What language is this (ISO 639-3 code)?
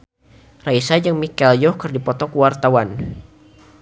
sun